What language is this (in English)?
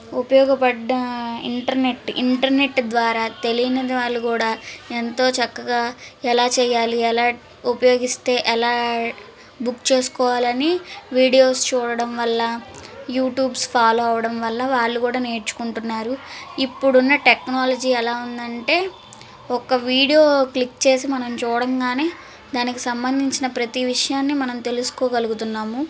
Telugu